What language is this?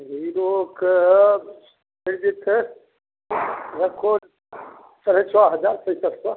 Maithili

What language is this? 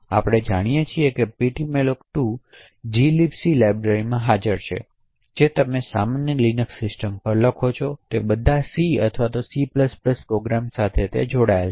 Gujarati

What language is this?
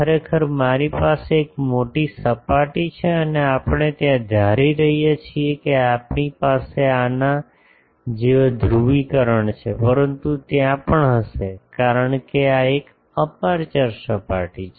Gujarati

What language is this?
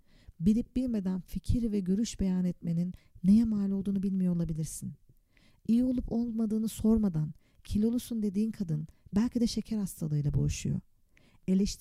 Turkish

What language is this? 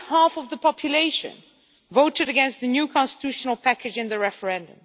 English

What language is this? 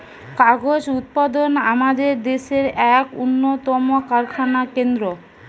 Bangla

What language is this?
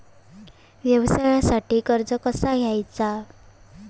Marathi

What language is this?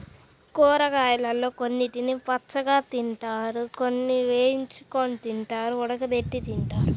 Telugu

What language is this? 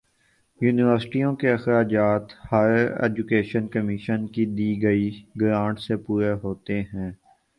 Urdu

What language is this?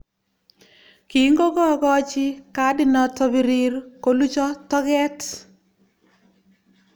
Kalenjin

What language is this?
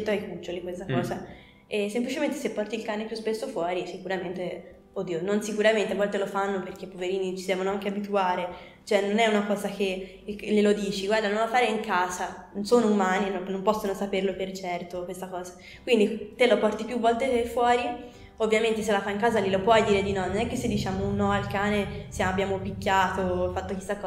Italian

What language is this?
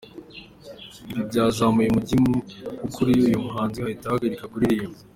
Kinyarwanda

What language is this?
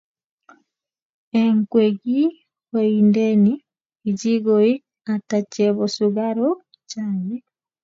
Kalenjin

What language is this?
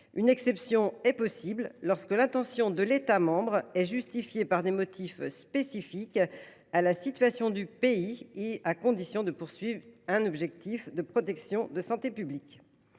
French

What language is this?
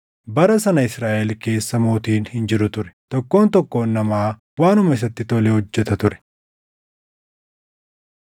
Oromo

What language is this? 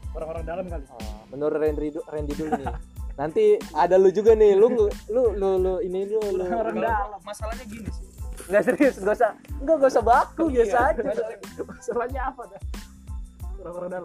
Indonesian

